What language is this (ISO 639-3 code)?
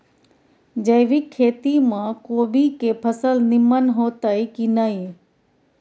mai